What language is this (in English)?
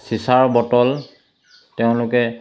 Assamese